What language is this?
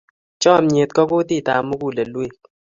Kalenjin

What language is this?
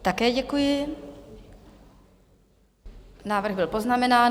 Czech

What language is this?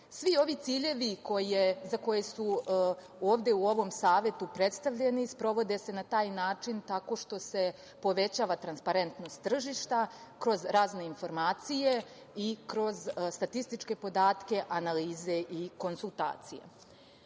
Serbian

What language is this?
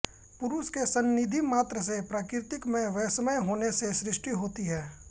Hindi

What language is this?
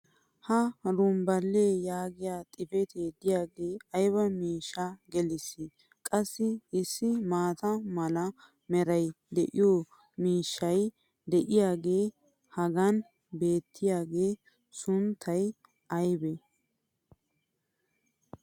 Wolaytta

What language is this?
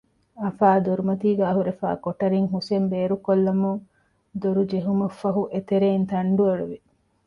Divehi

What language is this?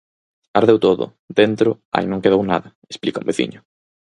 Galician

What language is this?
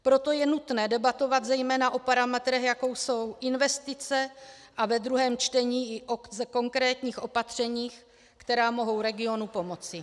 Czech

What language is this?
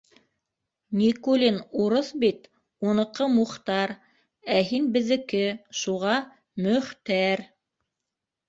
Bashkir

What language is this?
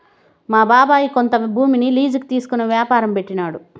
Telugu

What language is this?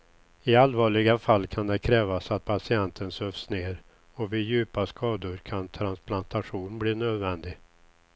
Swedish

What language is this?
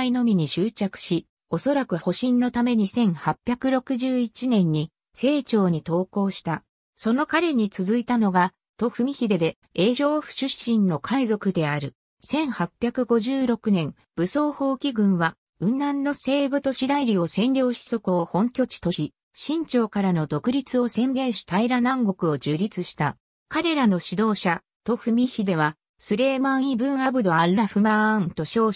Japanese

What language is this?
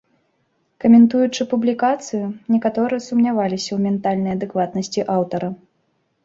Belarusian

